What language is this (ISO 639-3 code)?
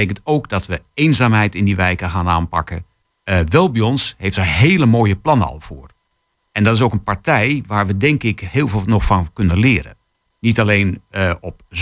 nld